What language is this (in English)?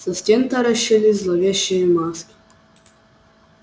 Russian